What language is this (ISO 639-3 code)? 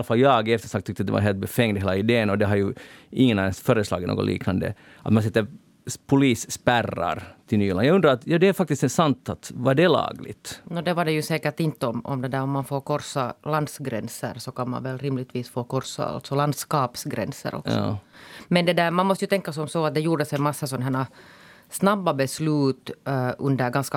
swe